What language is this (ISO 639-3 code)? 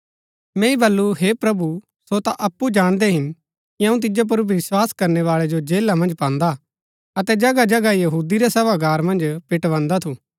gbk